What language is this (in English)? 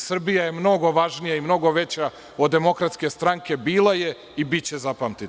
Serbian